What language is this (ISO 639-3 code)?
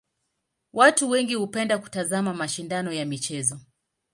swa